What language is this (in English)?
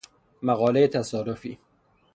Persian